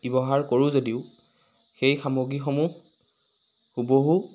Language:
Assamese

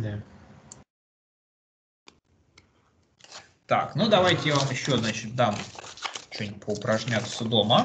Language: Russian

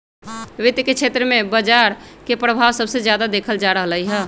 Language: Magahi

